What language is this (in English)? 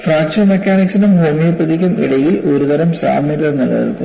Malayalam